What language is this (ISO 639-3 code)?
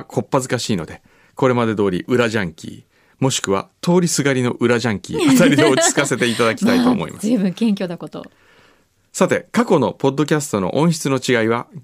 jpn